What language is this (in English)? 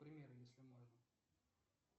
Russian